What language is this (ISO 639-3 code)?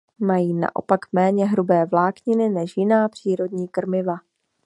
ces